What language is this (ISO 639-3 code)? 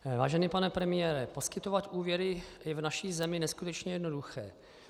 ces